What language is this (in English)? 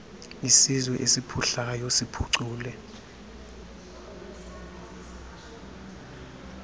Xhosa